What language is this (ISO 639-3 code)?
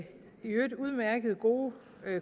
dan